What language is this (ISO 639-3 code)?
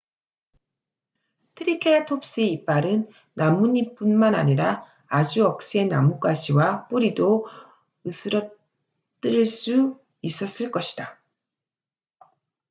kor